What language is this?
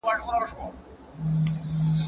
Pashto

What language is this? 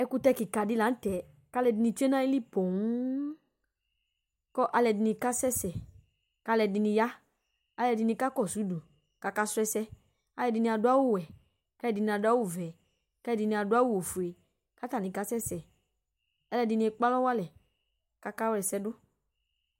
Ikposo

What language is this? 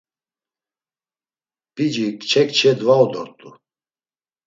Laz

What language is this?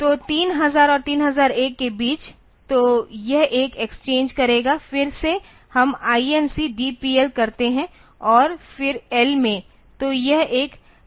Hindi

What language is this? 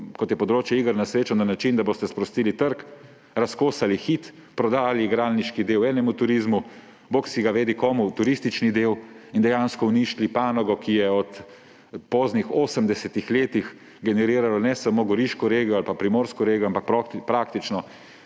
Slovenian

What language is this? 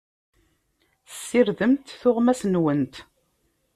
Kabyle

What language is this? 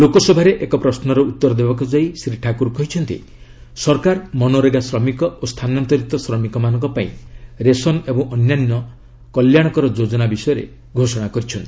Odia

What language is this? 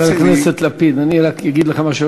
Hebrew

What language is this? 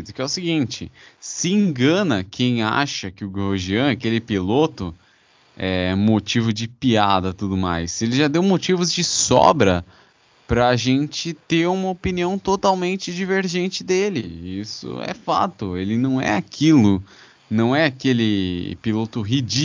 Portuguese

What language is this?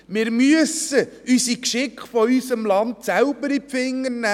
Swiss German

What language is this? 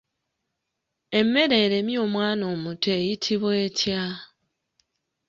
Ganda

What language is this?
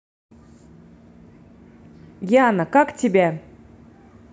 Russian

